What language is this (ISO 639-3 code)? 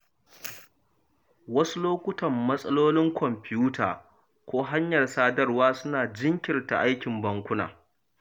hau